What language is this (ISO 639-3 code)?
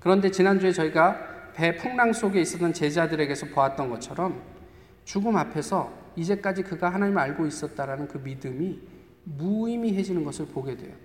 kor